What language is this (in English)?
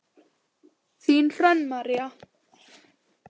Icelandic